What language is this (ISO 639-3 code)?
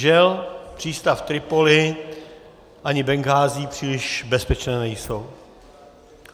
ces